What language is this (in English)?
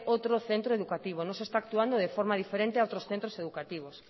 Spanish